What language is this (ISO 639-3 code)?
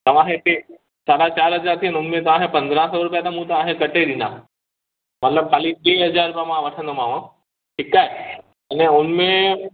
snd